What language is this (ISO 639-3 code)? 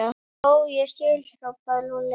isl